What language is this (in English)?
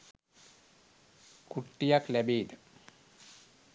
Sinhala